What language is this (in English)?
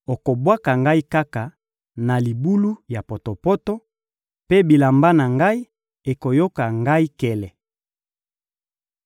Lingala